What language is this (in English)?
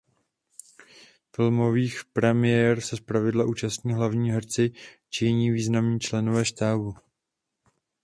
Czech